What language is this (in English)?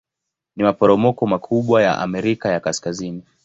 Swahili